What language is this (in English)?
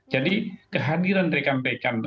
Indonesian